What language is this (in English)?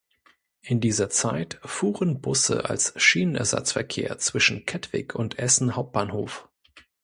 German